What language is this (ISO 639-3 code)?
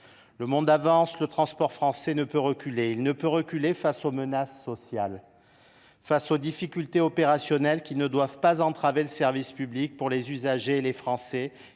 fra